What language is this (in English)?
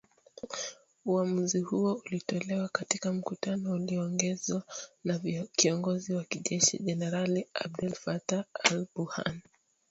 Swahili